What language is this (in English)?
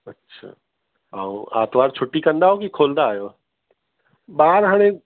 Sindhi